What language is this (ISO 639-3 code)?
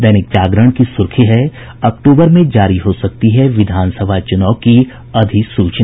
hin